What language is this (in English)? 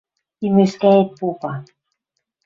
Western Mari